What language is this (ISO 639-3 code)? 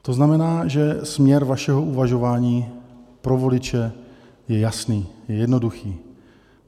ces